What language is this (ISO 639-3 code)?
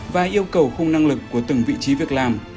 vie